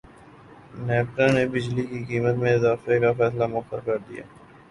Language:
Urdu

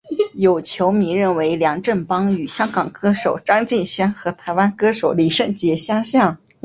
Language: Chinese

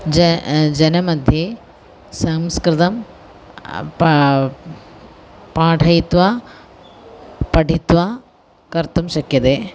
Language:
Sanskrit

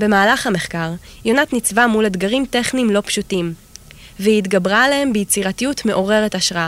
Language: Hebrew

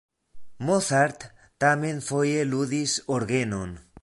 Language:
Esperanto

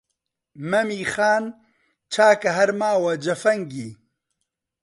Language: Central Kurdish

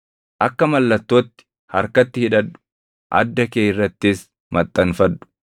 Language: Oromo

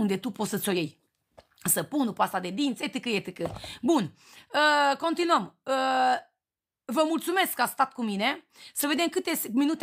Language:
Romanian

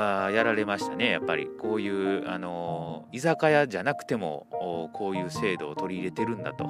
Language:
Japanese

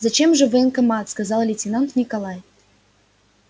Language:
Russian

